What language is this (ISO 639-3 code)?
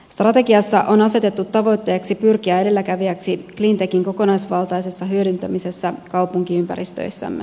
fin